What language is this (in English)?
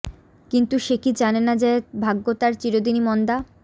Bangla